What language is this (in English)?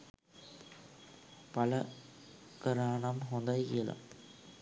Sinhala